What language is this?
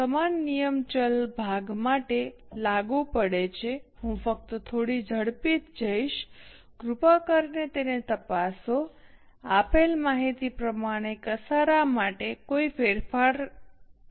Gujarati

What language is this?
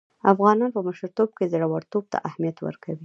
Pashto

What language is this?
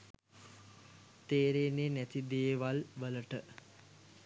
Sinhala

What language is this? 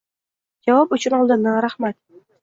Uzbek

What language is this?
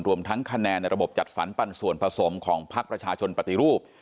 Thai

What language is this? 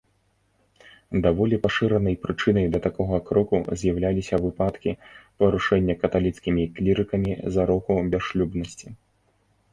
Belarusian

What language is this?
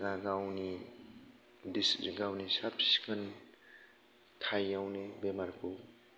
Bodo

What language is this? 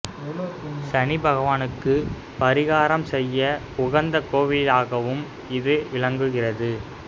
Tamil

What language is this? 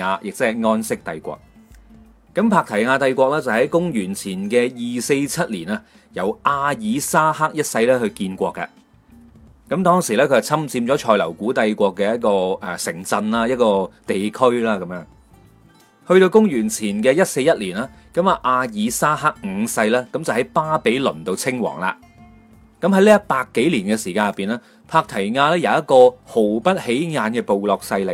Chinese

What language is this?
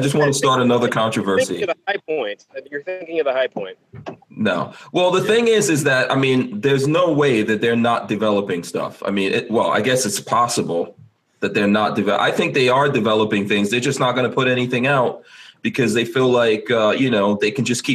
English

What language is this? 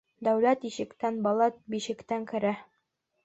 Bashkir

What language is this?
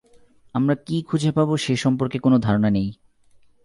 Bangla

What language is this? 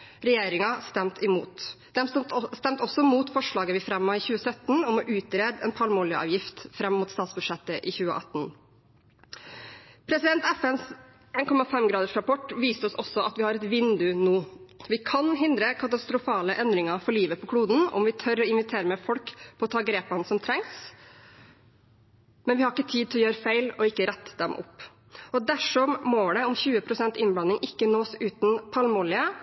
Norwegian Bokmål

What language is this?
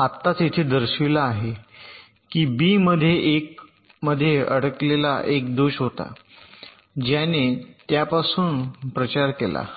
Marathi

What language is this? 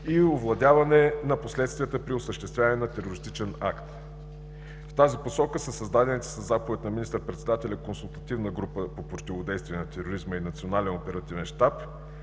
Bulgarian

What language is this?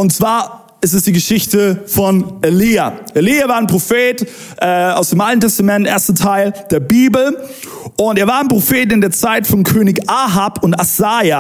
German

